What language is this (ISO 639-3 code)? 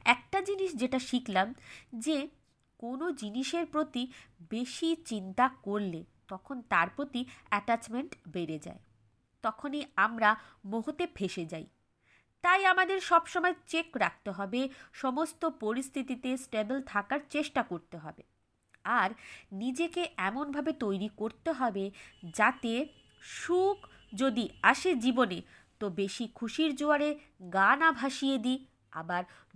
ben